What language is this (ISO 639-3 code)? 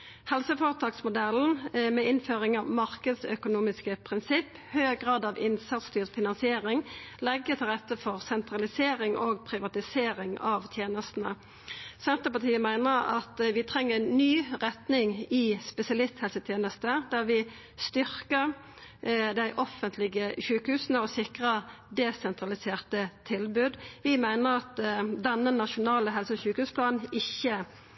nno